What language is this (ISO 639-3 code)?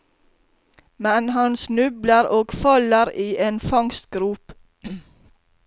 nor